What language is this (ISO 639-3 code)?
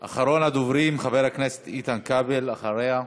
heb